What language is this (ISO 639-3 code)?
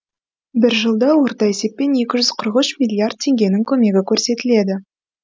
kaz